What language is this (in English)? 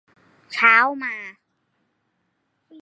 Thai